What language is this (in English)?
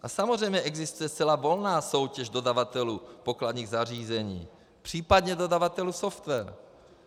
Czech